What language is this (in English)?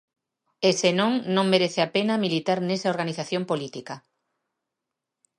Galician